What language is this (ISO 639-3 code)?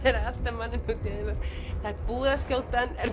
isl